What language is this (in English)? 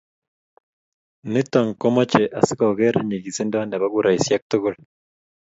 Kalenjin